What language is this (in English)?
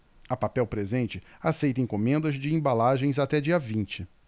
Portuguese